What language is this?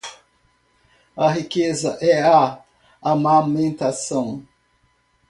Portuguese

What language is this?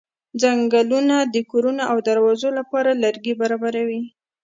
Pashto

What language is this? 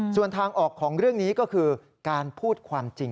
Thai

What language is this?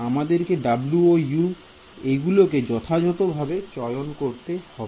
Bangla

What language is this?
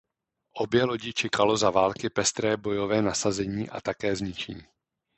Czech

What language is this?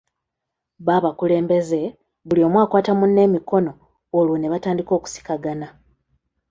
Ganda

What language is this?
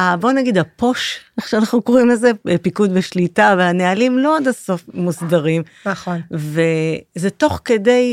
Hebrew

